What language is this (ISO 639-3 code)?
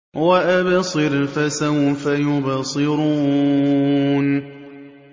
ara